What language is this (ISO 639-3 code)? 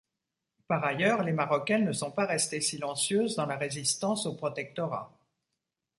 fra